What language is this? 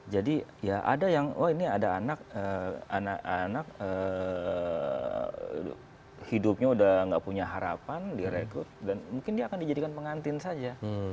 Indonesian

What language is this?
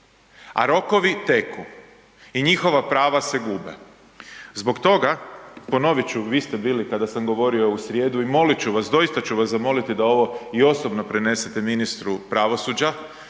Croatian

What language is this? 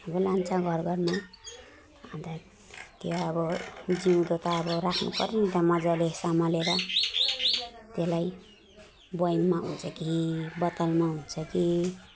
Nepali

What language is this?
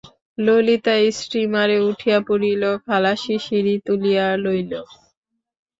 Bangla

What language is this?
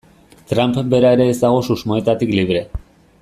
Basque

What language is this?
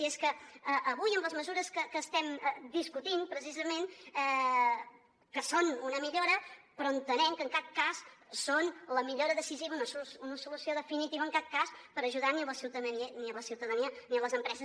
Catalan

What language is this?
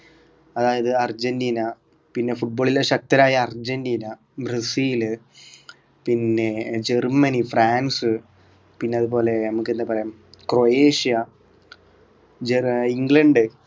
Malayalam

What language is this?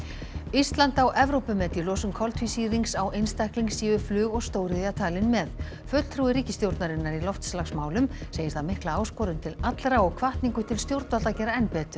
Icelandic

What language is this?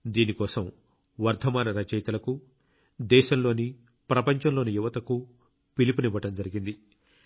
Telugu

